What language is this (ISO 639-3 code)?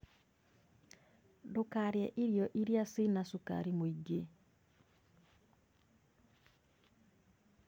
kik